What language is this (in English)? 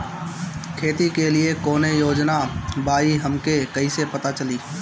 Bhojpuri